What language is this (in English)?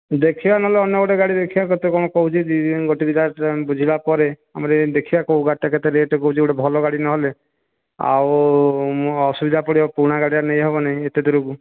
Odia